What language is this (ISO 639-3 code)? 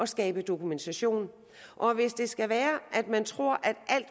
dan